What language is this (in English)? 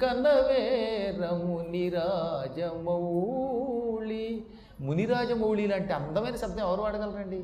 Telugu